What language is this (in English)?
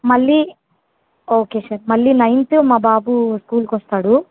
Telugu